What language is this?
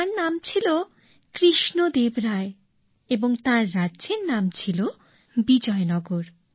Bangla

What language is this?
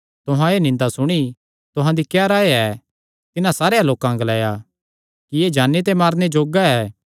Kangri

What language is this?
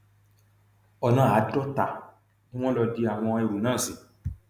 Yoruba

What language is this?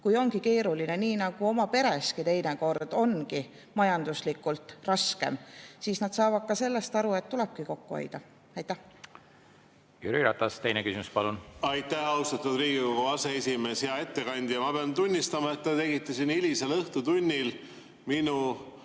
Estonian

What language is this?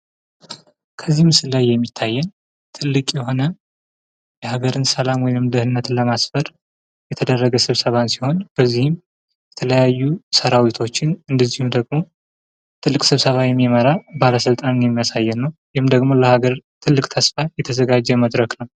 Amharic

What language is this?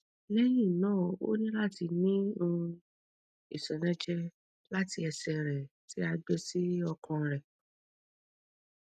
Yoruba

